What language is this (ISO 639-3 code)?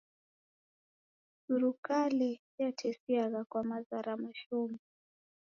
dav